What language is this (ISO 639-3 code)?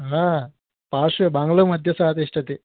san